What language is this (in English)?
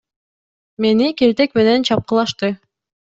Kyrgyz